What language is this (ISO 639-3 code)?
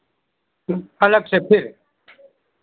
hin